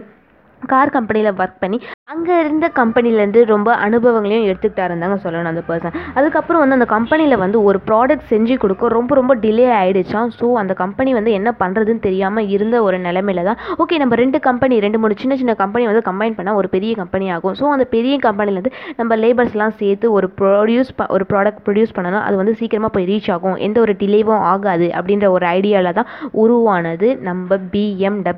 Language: Tamil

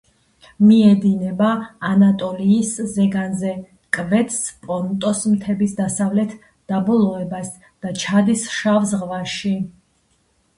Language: Georgian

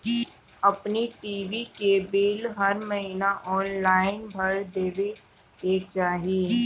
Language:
Bhojpuri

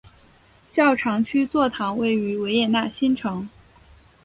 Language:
Chinese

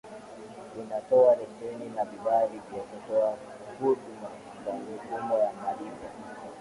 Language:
Swahili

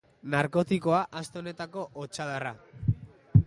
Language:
Basque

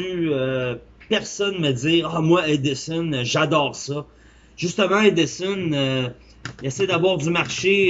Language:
French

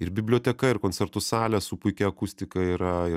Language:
Lithuanian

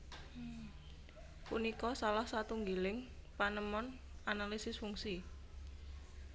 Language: Javanese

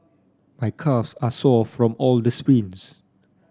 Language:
English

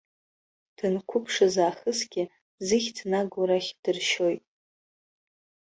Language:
Abkhazian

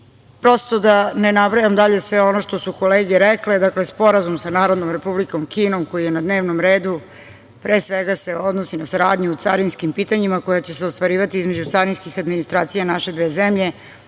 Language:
Serbian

